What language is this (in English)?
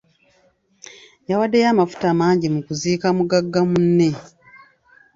Ganda